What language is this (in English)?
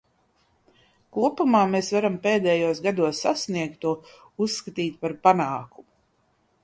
Latvian